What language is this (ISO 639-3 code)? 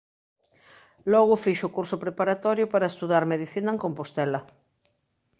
glg